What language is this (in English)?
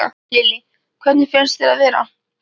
Icelandic